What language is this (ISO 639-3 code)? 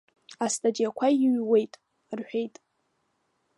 abk